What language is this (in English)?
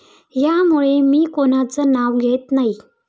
Marathi